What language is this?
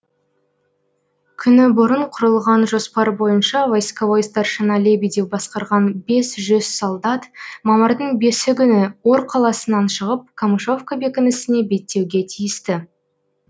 Kazakh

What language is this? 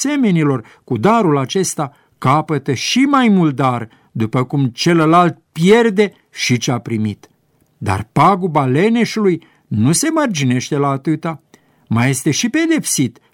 Romanian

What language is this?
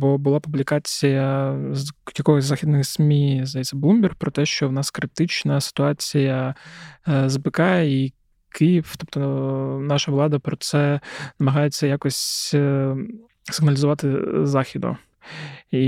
Ukrainian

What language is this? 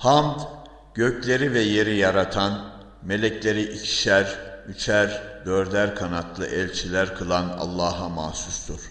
Turkish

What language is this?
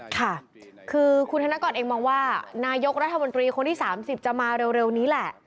Thai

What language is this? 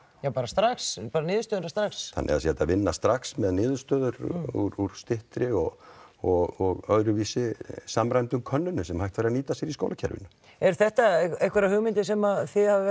Icelandic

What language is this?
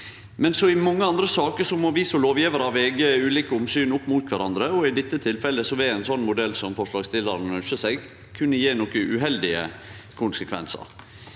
Norwegian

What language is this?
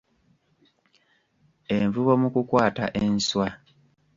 Ganda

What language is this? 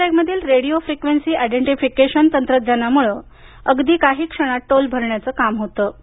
Marathi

